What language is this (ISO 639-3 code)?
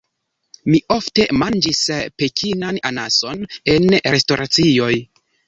epo